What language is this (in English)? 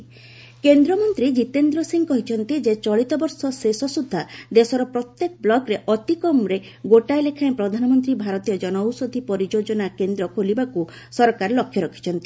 Odia